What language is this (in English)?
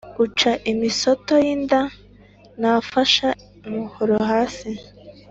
Kinyarwanda